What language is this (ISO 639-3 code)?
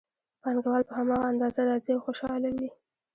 pus